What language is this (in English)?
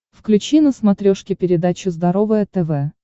Russian